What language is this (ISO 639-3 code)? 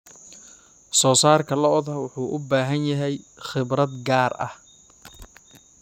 som